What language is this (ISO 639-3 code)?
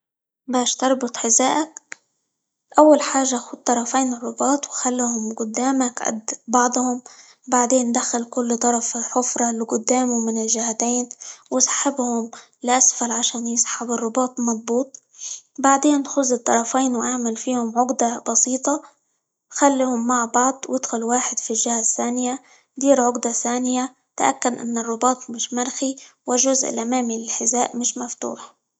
ayl